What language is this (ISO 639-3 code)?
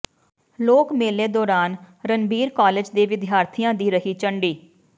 pan